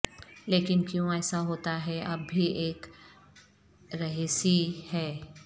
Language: Urdu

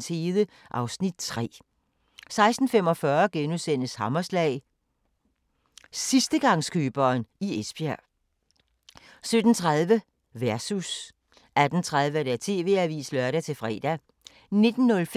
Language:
Danish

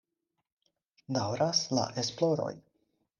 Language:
Esperanto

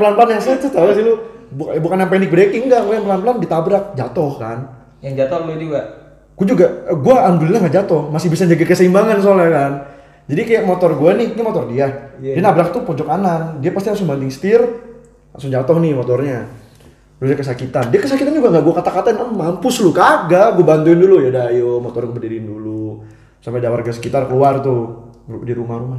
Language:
Indonesian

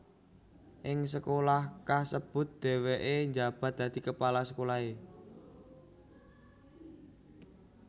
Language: Javanese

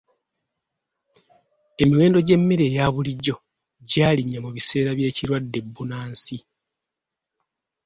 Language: Ganda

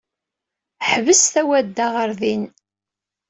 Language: Kabyle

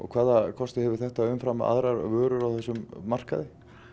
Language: Icelandic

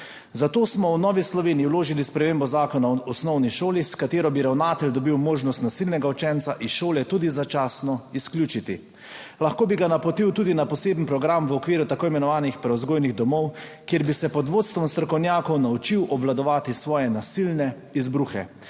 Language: Slovenian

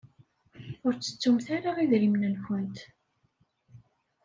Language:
Kabyle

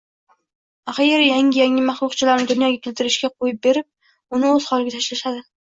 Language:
Uzbek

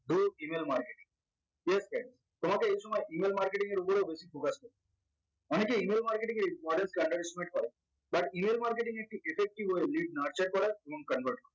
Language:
Bangla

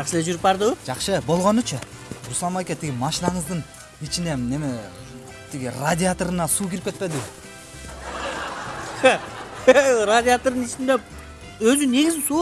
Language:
Turkish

